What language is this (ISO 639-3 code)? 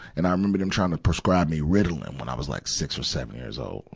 eng